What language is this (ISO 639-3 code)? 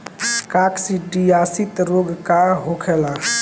bho